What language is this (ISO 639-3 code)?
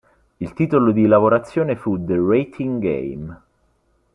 ita